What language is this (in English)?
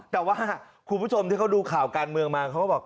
Thai